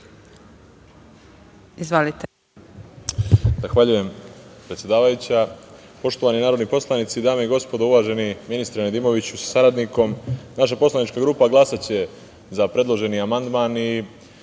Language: Serbian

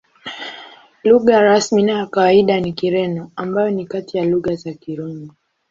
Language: Swahili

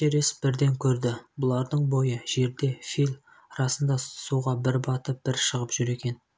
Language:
Kazakh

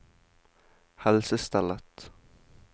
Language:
Norwegian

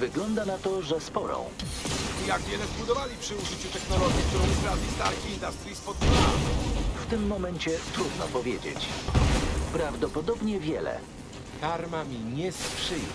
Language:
Polish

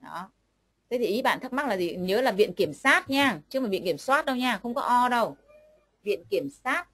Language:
Vietnamese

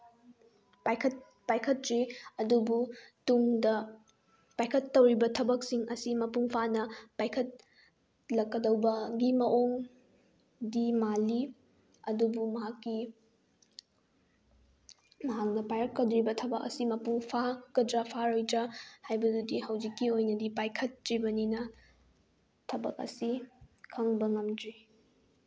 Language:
Manipuri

